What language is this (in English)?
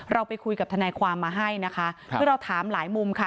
Thai